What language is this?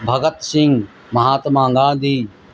Urdu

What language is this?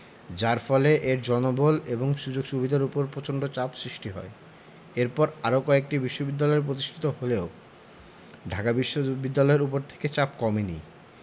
Bangla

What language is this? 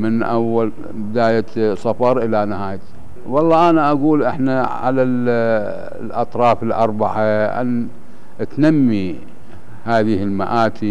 Arabic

